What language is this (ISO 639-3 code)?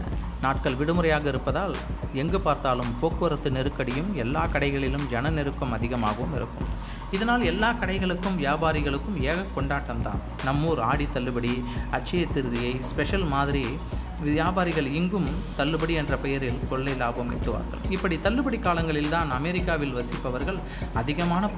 tam